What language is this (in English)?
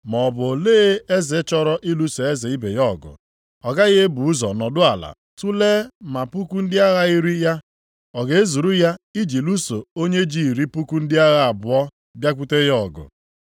Igbo